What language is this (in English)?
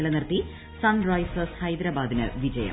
Malayalam